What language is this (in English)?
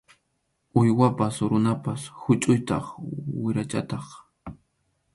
Arequipa-La Unión Quechua